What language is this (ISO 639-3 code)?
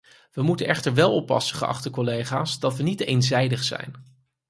nld